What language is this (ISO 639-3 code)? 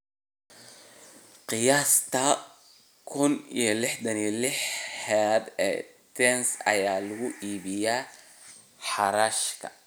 som